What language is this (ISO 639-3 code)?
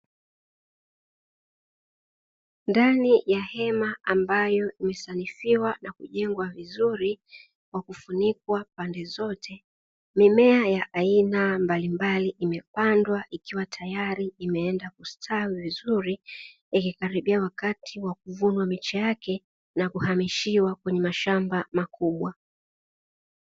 swa